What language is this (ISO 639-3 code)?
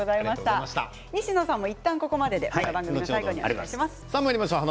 jpn